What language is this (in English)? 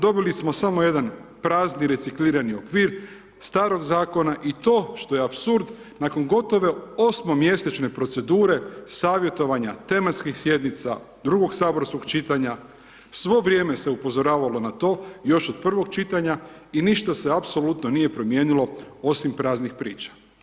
Croatian